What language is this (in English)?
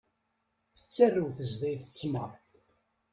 Kabyle